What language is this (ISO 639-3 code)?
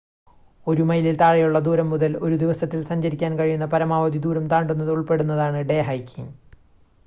mal